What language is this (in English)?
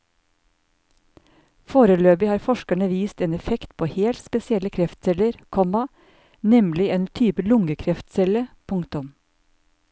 Norwegian